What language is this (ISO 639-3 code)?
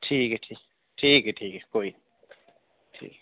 doi